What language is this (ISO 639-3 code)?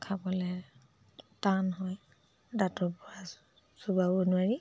asm